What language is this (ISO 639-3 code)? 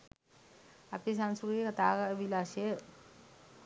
sin